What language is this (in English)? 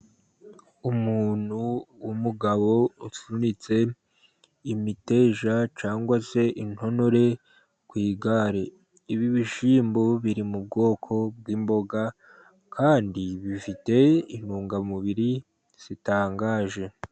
Kinyarwanda